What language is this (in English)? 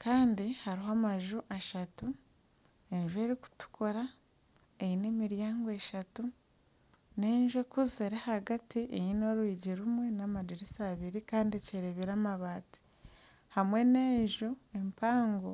Nyankole